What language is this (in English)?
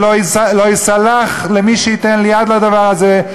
Hebrew